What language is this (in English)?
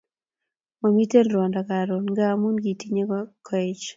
Kalenjin